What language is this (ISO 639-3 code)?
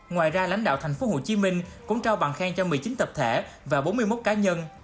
vie